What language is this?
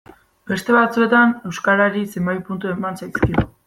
Basque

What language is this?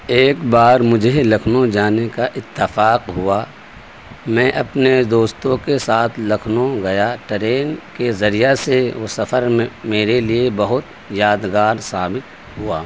Urdu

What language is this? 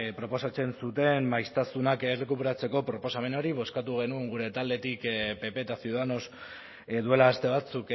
Basque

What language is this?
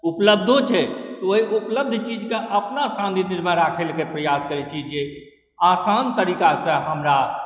Maithili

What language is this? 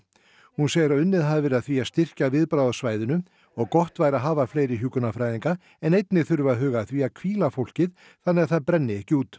Icelandic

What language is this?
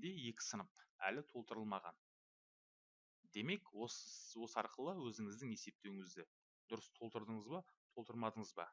Turkish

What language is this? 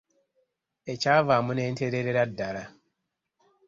Ganda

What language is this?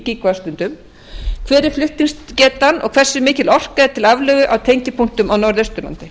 Icelandic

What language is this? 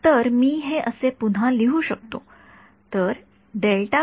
Marathi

